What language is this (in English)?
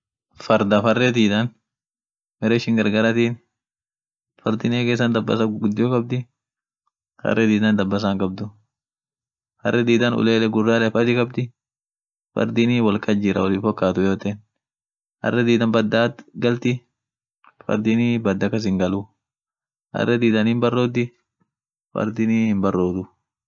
Orma